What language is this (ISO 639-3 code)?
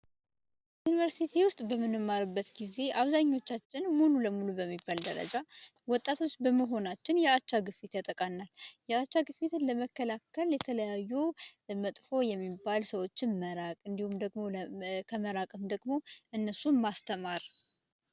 amh